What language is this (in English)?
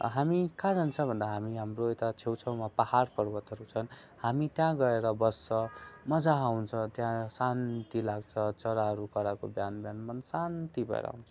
Nepali